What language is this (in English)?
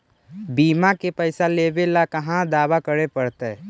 Magahi